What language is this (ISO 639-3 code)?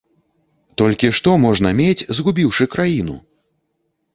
bel